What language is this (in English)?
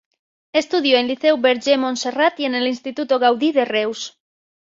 Spanish